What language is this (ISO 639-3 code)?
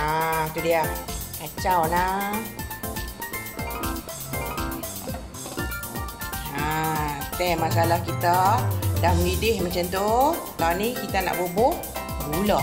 msa